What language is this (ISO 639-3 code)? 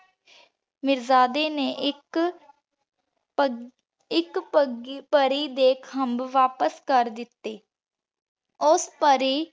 pan